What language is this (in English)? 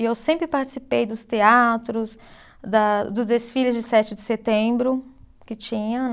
Portuguese